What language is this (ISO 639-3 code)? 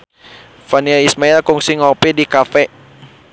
sun